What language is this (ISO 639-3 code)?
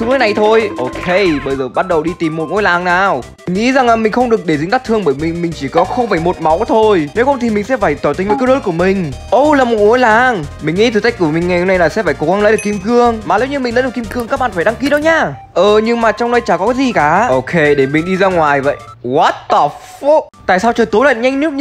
vie